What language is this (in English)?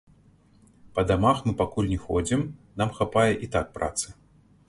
Belarusian